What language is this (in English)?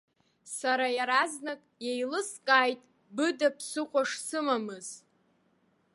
Abkhazian